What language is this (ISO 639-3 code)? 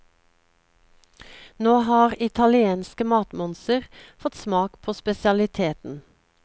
nor